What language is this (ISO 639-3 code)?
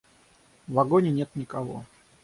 rus